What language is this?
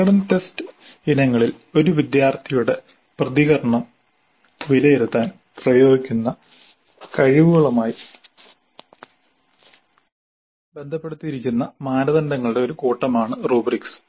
Malayalam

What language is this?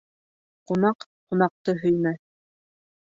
Bashkir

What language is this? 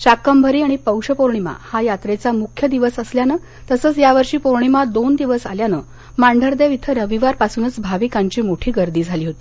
Marathi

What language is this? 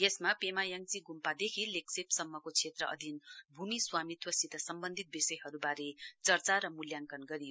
Nepali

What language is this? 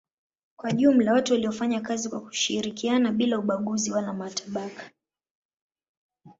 Swahili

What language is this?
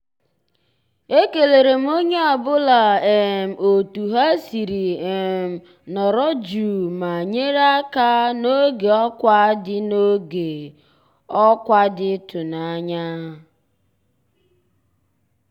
Igbo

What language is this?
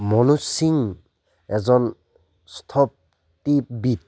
Assamese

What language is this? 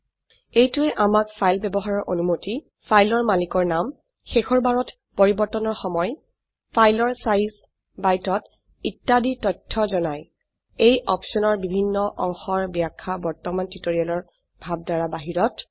Assamese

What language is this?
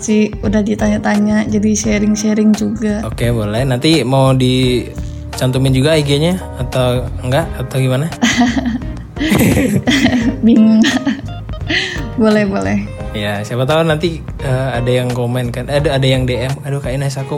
Indonesian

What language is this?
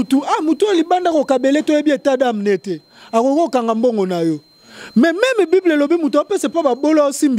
French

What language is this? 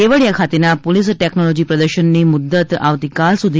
Gujarati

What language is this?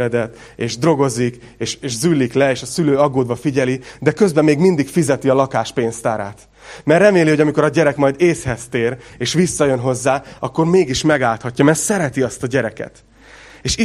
Hungarian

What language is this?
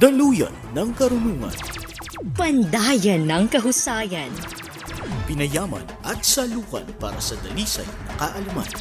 Filipino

